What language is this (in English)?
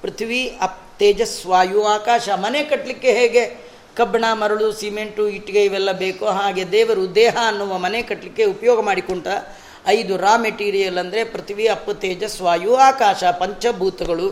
Kannada